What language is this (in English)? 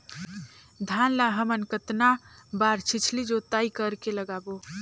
Chhattisgarhi